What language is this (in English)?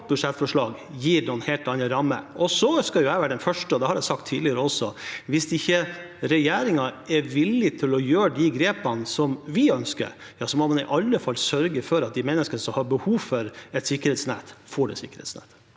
Norwegian